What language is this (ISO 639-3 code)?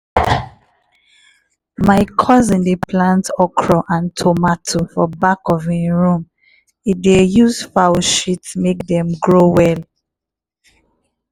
pcm